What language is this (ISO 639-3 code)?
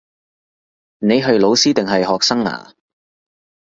yue